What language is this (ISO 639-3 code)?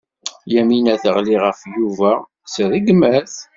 kab